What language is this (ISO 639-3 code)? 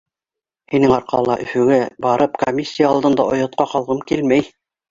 bak